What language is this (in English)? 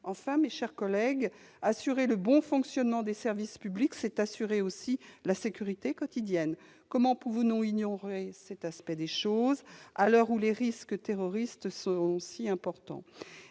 French